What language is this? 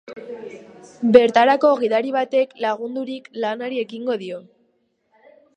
Basque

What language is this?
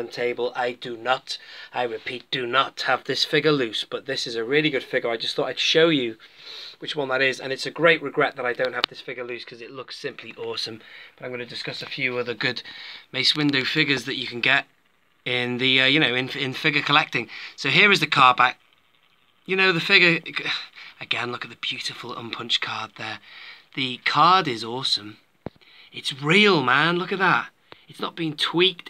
English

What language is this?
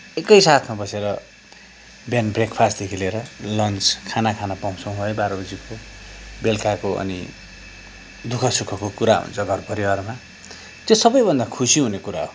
Nepali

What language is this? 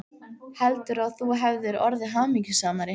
Icelandic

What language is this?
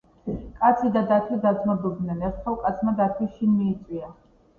Georgian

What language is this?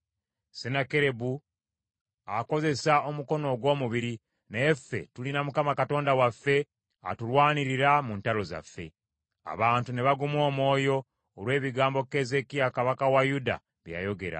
Ganda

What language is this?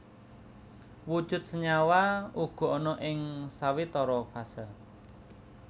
Javanese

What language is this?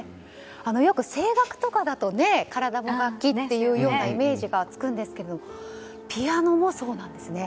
Japanese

